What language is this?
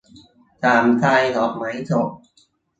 Thai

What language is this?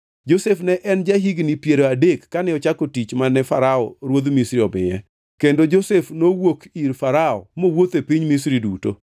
Luo (Kenya and Tanzania)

